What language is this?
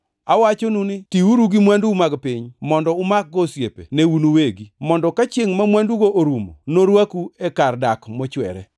Luo (Kenya and Tanzania)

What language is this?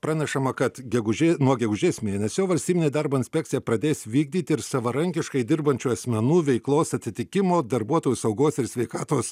Lithuanian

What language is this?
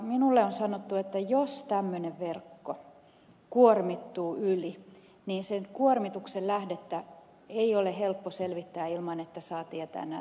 Finnish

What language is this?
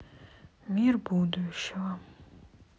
Russian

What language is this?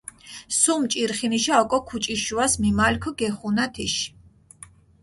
Mingrelian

